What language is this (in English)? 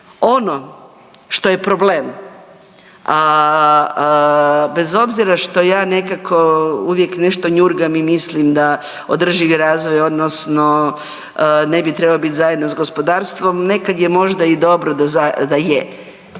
Croatian